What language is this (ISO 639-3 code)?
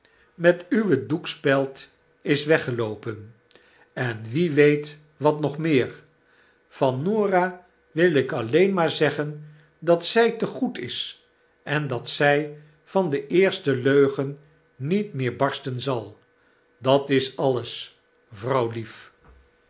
nld